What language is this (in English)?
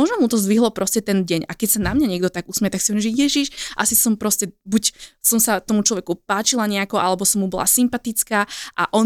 Slovak